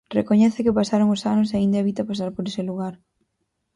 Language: Galician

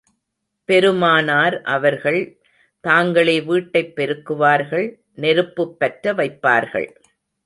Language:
Tamil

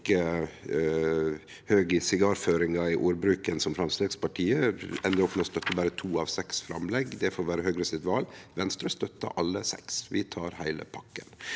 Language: Norwegian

